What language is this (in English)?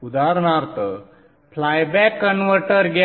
Marathi